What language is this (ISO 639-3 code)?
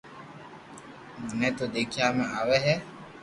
lrk